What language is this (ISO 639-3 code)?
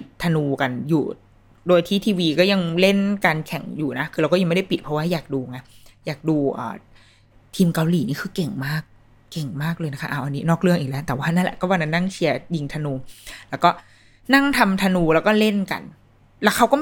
tha